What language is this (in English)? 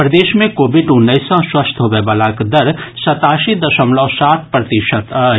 Maithili